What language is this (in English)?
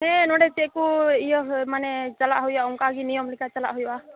Santali